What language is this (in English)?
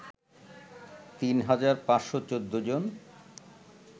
Bangla